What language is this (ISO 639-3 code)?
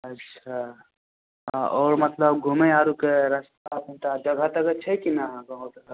mai